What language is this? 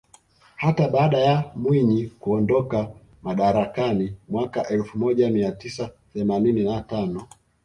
Swahili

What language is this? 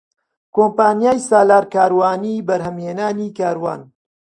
Central Kurdish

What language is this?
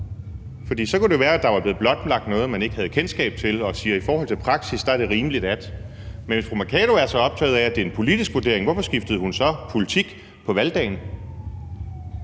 Danish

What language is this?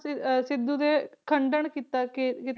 Punjabi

